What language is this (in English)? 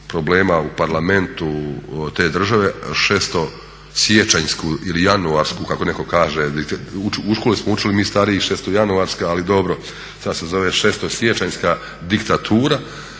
Croatian